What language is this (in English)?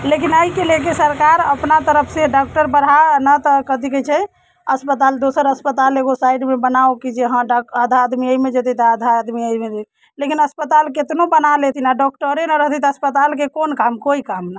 Maithili